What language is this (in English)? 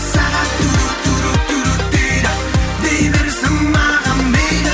Kazakh